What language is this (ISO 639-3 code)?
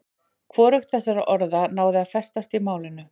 isl